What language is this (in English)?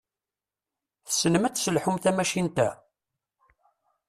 Kabyle